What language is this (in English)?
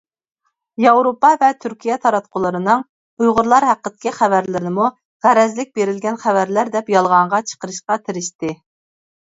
Uyghur